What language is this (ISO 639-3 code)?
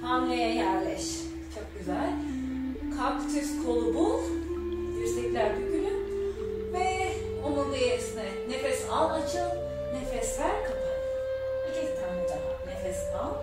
tur